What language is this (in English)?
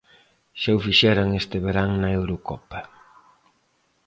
Galician